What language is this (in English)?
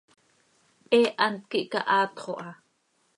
Seri